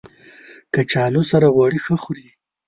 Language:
Pashto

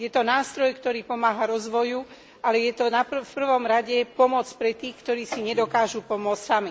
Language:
Slovak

